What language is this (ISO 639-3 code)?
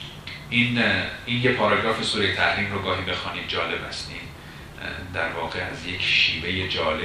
fas